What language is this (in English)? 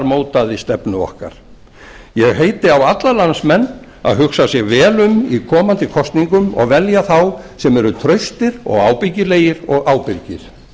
Icelandic